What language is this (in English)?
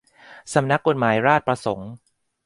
Thai